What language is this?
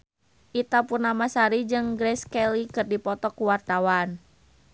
Sundanese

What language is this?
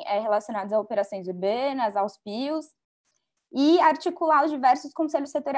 Portuguese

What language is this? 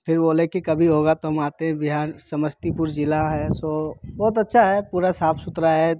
Hindi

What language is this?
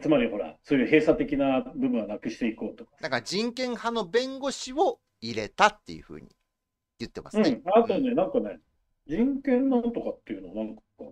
Japanese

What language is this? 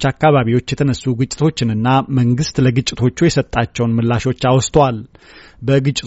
Amharic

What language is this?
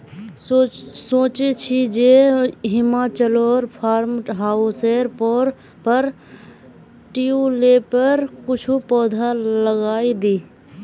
Magahi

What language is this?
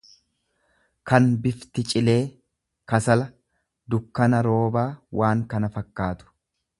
Oromo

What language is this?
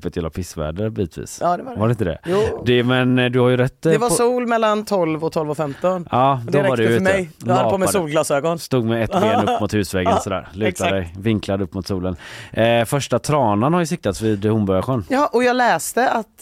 Swedish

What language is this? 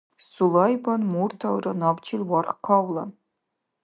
Dargwa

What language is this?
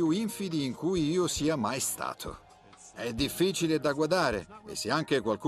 Italian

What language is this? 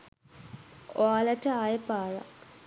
Sinhala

